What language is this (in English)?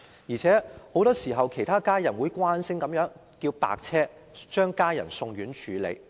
Cantonese